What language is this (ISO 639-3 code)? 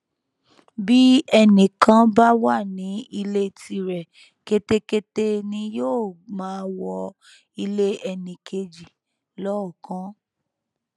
yor